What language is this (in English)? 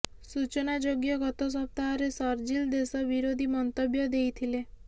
Odia